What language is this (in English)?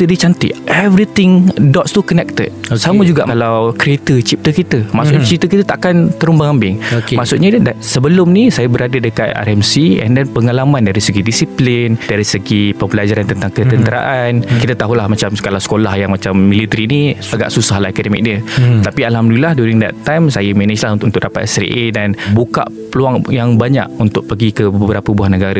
Malay